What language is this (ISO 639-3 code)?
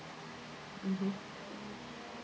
eng